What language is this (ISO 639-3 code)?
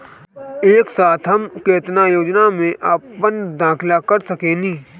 bho